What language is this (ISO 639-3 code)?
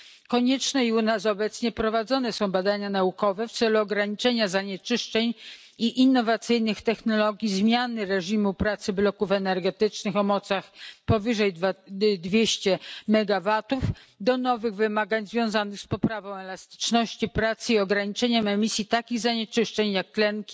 pol